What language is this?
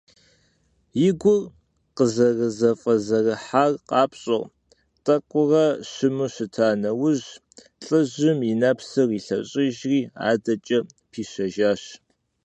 Kabardian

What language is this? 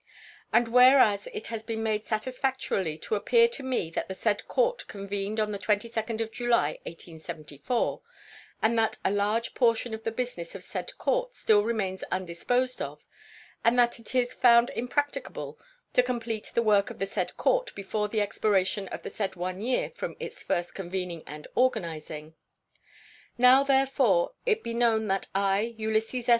English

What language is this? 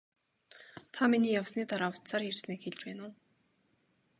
Mongolian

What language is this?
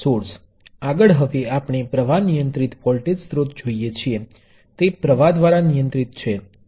Gujarati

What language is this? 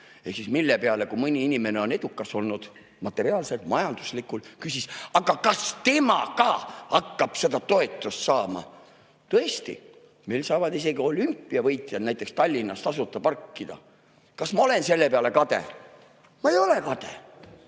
Estonian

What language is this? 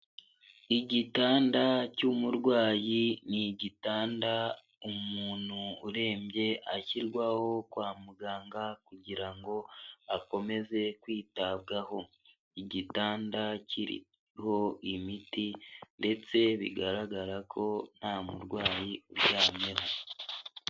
Kinyarwanda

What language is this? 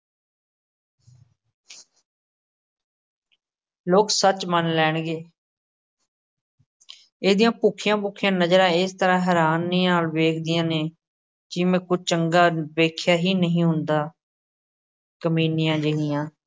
Punjabi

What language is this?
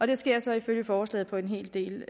Danish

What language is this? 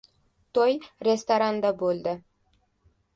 Uzbek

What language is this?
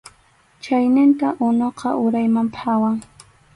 Arequipa-La Unión Quechua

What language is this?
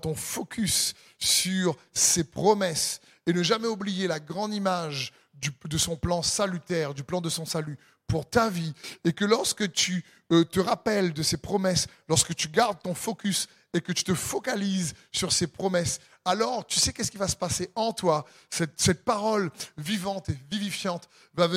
French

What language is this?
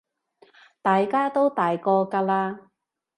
Cantonese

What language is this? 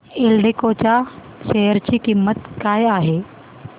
Marathi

